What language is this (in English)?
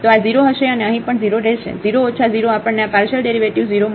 Gujarati